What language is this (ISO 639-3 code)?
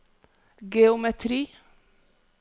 nor